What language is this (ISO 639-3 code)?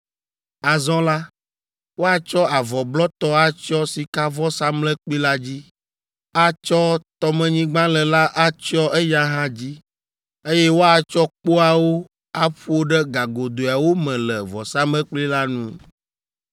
ewe